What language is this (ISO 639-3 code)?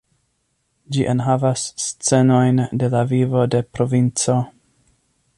epo